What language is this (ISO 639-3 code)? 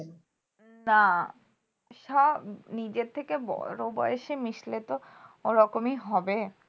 ben